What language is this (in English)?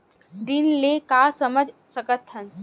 Chhattisgarhi